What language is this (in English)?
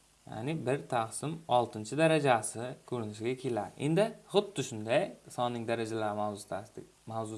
Turkish